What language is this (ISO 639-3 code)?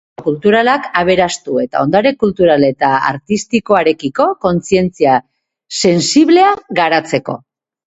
eus